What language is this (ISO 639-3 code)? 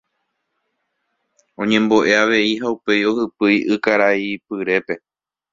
grn